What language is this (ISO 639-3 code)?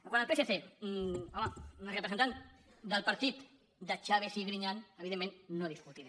cat